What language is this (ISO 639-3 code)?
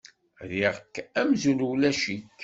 kab